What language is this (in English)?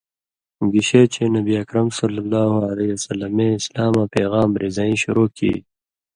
Indus Kohistani